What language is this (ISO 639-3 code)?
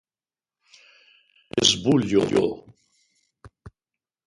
por